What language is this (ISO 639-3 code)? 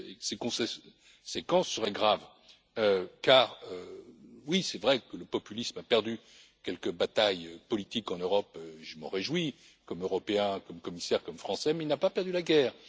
fra